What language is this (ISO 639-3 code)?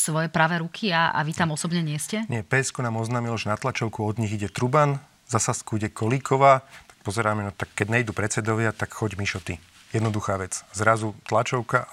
slk